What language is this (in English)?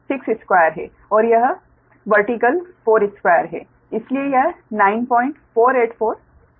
Hindi